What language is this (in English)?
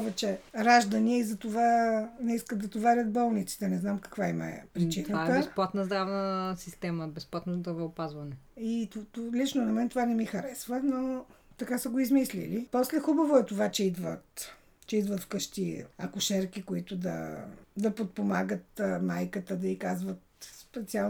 Bulgarian